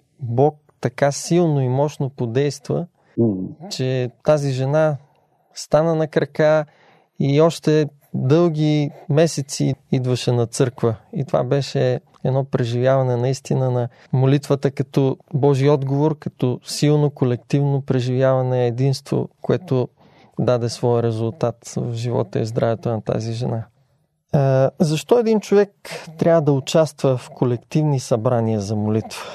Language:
Bulgarian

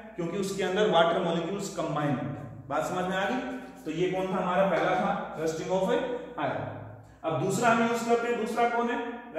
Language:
Hindi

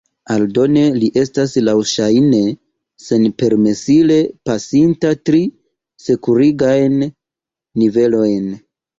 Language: Esperanto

